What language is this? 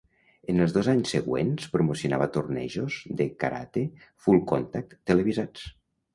Catalan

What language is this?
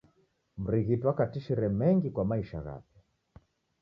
Taita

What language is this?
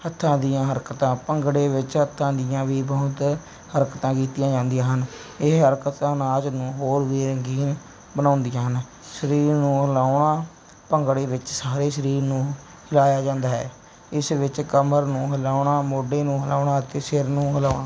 Punjabi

